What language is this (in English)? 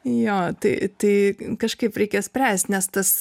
Lithuanian